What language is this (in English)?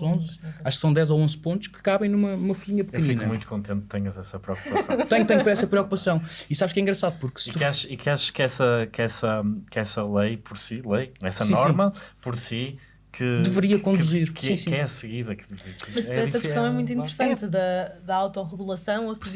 Portuguese